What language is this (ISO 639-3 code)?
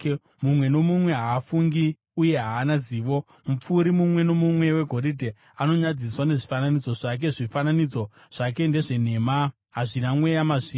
sna